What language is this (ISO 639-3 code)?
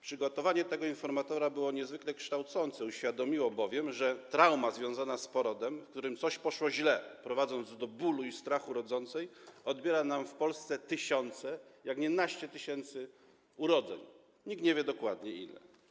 pol